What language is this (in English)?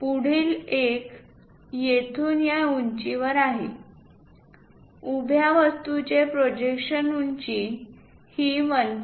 Marathi